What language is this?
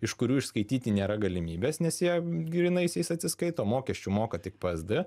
Lithuanian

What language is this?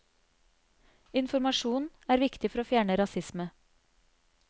Norwegian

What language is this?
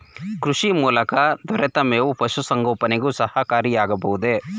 Kannada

